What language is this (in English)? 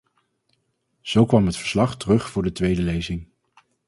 Dutch